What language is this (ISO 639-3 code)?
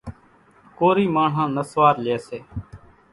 gjk